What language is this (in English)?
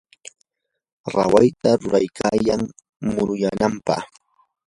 Yanahuanca Pasco Quechua